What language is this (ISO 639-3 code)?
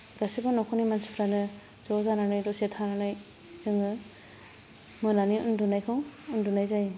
brx